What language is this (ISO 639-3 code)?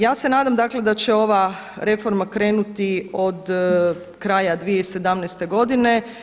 hrv